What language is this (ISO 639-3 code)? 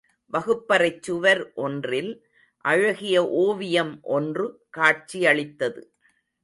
tam